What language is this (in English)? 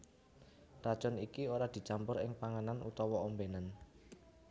Javanese